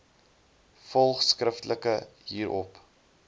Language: Afrikaans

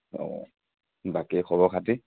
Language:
Assamese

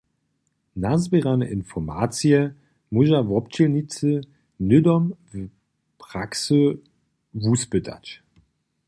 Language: Upper Sorbian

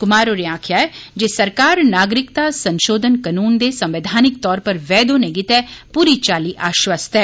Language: Dogri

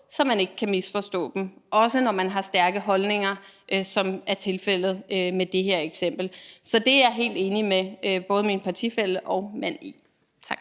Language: Danish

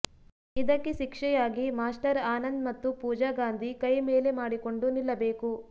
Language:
Kannada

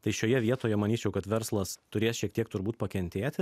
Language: Lithuanian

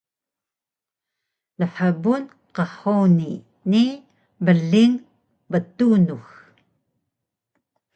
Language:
Taroko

